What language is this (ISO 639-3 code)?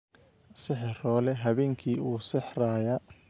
som